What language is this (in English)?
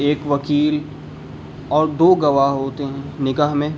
Urdu